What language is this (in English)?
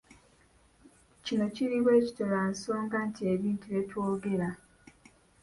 Ganda